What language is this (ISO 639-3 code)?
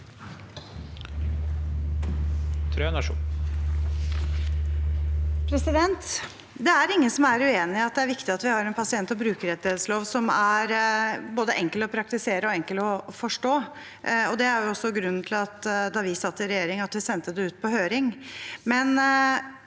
nor